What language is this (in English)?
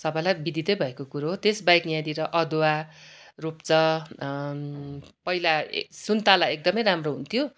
Nepali